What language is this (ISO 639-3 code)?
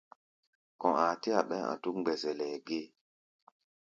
gba